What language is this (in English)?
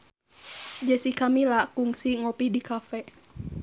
Sundanese